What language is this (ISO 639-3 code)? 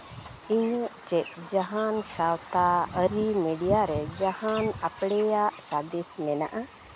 sat